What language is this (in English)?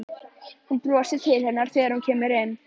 Icelandic